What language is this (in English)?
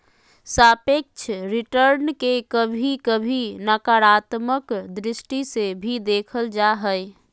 Magahi